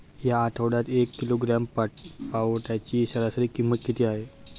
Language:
Marathi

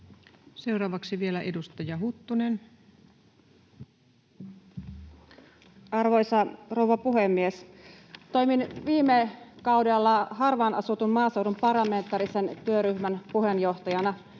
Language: Finnish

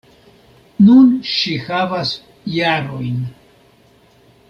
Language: Esperanto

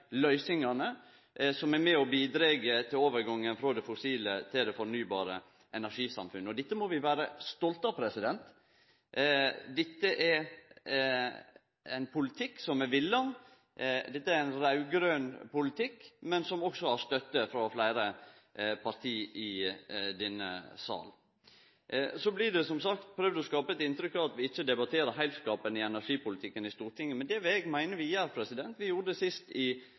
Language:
Norwegian Nynorsk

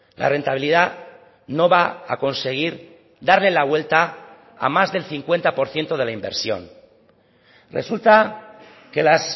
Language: Spanish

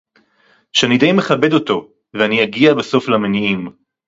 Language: Hebrew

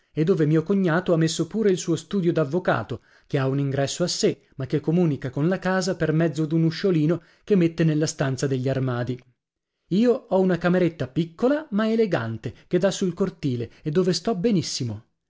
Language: Italian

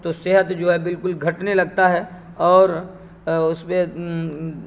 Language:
Urdu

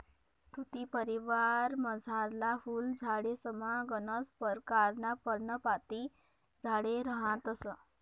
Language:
Marathi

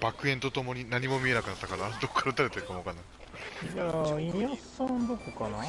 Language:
Japanese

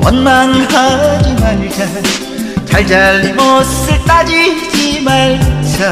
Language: Korean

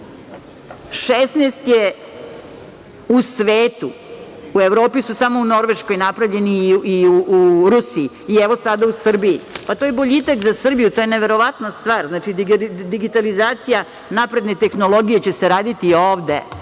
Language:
Serbian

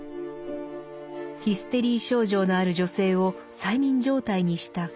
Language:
Japanese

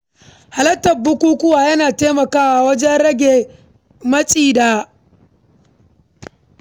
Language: Hausa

